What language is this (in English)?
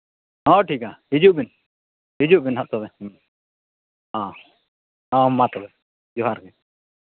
Santali